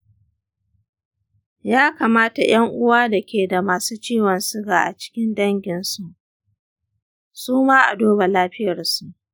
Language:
Hausa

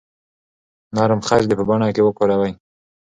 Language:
Pashto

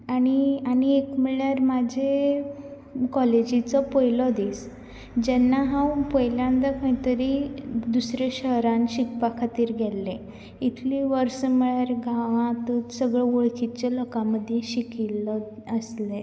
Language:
Konkani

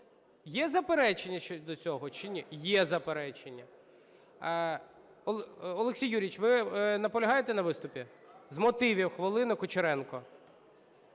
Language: Ukrainian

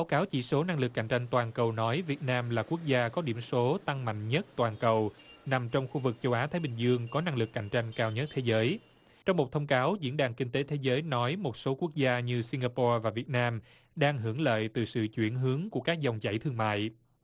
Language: Vietnamese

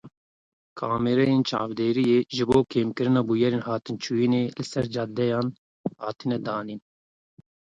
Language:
Kurdish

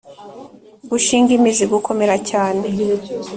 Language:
Kinyarwanda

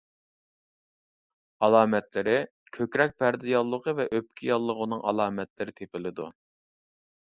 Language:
Uyghur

